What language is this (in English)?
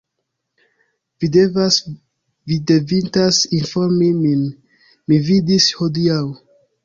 Esperanto